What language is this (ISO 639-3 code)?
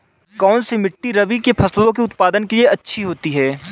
hin